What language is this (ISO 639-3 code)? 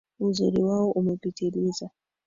swa